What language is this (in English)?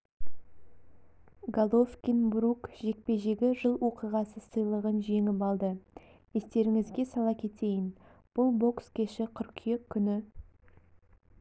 Kazakh